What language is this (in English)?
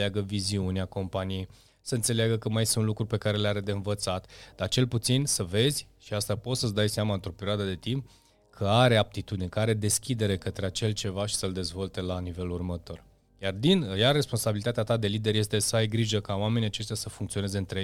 Romanian